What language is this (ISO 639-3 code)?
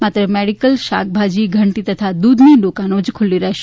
guj